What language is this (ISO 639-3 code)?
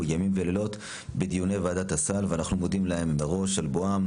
heb